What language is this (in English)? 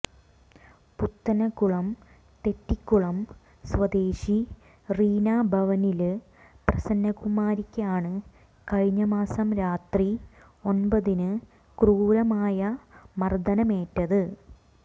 Malayalam